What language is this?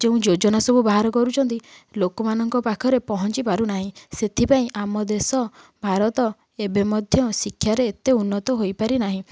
Odia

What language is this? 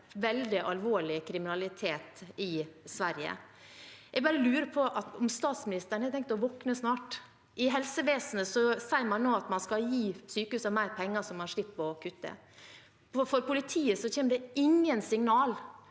Norwegian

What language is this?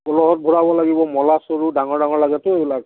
Assamese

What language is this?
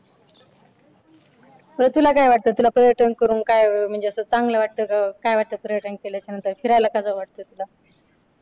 Marathi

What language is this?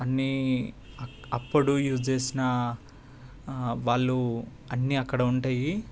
Telugu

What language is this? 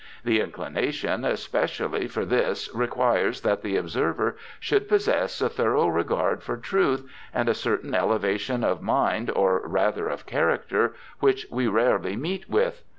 English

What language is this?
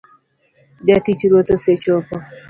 Luo (Kenya and Tanzania)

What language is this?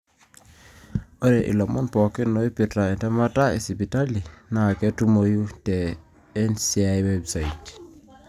Masai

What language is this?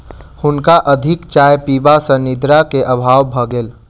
Maithili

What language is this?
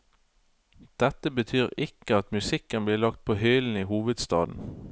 Norwegian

